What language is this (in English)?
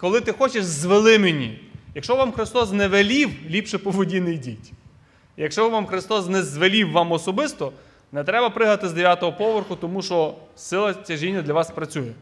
Ukrainian